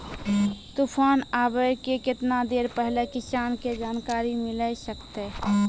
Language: Maithili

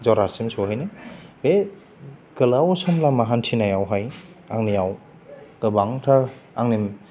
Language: Bodo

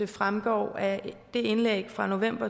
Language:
Danish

